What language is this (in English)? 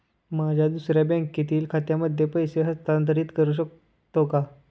Marathi